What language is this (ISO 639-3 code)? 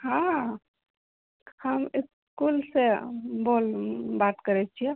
mai